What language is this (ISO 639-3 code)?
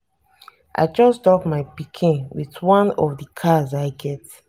pcm